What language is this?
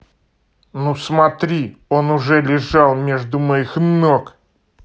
Russian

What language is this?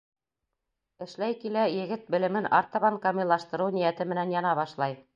Bashkir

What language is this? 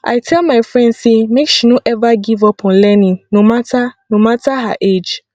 Nigerian Pidgin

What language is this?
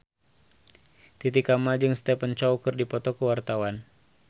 Sundanese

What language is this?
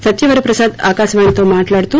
Telugu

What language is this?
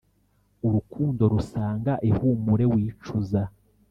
Kinyarwanda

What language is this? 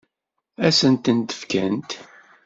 Kabyle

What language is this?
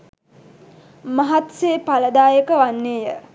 Sinhala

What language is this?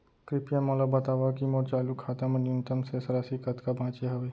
Chhattisgarhi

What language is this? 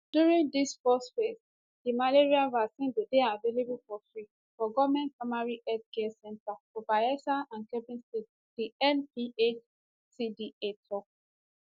Nigerian Pidgin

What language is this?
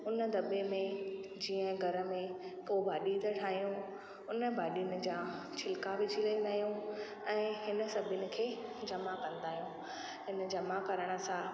Sindhi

